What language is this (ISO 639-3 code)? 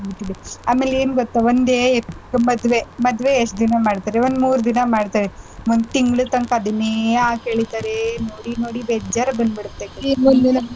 kan